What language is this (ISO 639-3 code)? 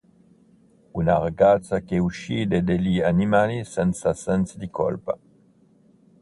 ita